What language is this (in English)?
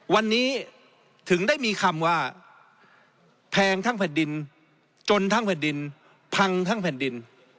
Thai